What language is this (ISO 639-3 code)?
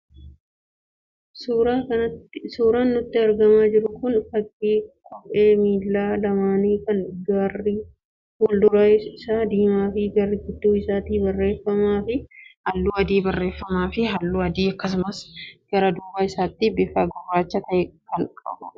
orm